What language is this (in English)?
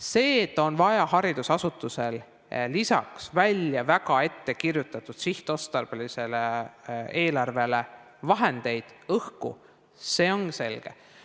Estonian